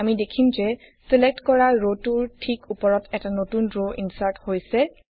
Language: Assamese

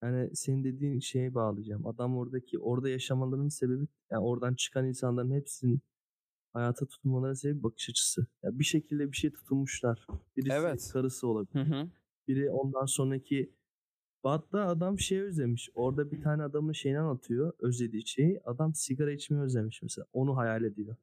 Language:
Turkish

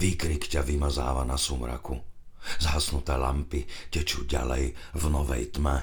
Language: Slovak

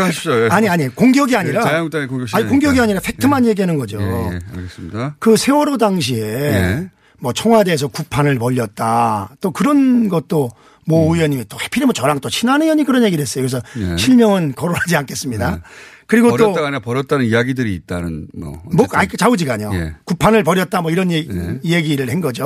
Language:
Korean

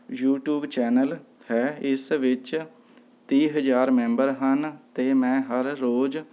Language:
Punjabi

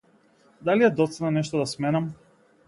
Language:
Macedonian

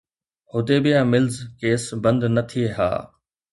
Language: Sindhi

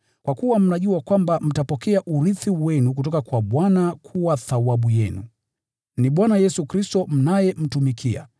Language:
Swahili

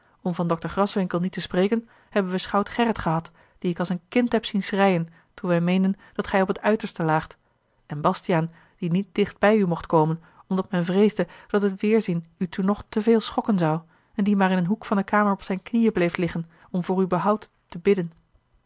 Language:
Dutch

